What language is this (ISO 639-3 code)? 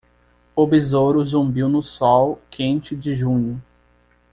por